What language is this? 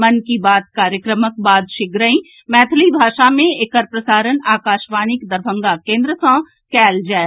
Maithili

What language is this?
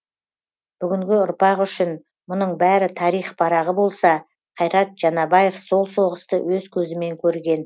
Kazakh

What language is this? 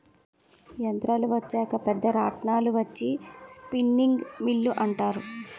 Telugu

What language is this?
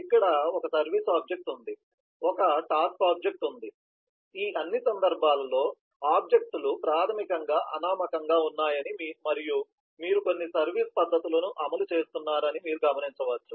Telugu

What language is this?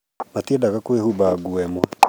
Kikuyu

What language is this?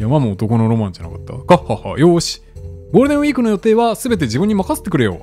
Japanese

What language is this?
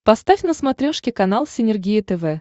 Russian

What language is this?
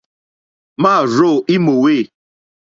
Mokpwe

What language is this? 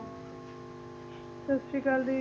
Punjabi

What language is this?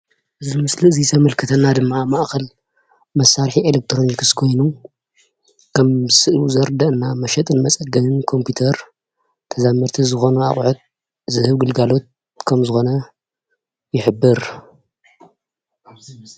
Tigrinya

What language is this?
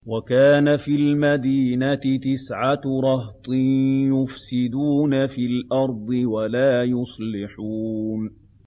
Arabic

